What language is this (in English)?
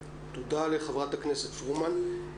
Hebrew